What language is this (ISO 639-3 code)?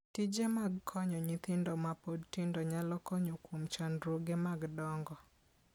luo